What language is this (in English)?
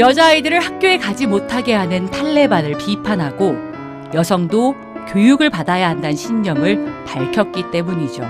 Korean